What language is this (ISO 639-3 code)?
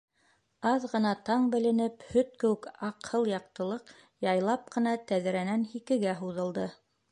bak